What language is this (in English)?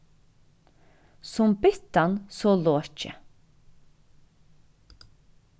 Faroese